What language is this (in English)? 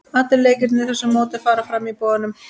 Icelandic